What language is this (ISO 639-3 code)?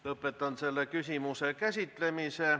est